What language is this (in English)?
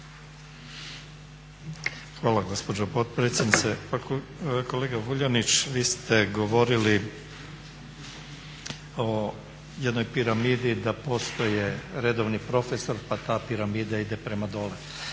Croatian